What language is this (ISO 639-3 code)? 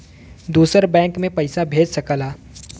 bho